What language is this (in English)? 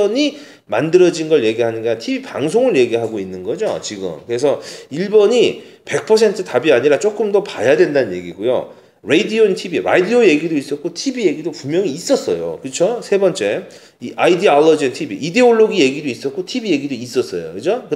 Korean